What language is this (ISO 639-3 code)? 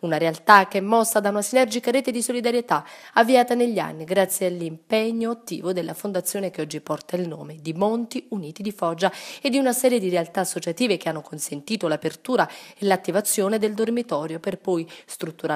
ita